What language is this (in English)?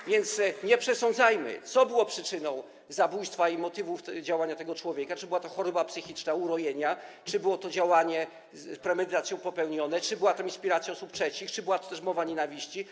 Polish